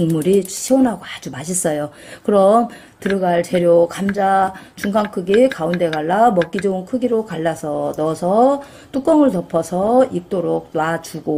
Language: Korean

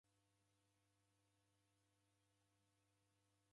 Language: Taita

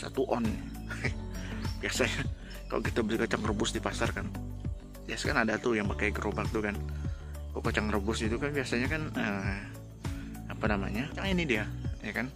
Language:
Indonesian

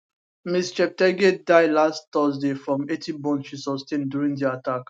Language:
Nigerian Pidgin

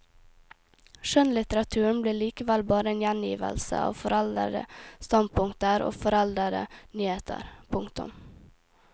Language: Norwegian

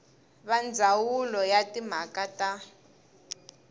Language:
Tsonga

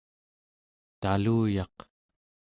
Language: Central Yupik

